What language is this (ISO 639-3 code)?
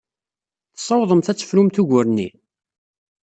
kab